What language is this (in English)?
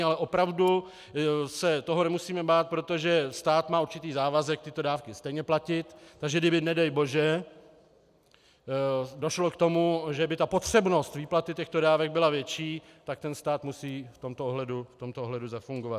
Czech